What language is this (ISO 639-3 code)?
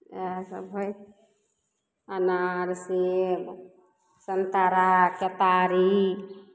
mai